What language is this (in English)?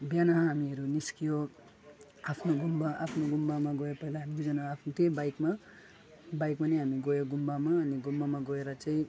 Nepali